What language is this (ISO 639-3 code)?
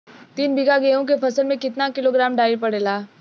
bho